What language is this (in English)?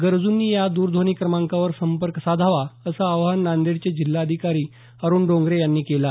Marathi